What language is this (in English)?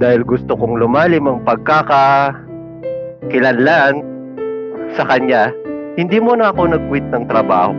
Filipino